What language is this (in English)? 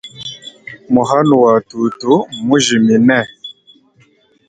Luba-Lulua